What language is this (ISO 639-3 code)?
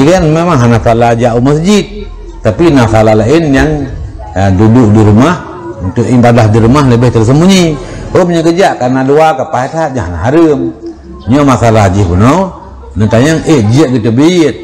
msa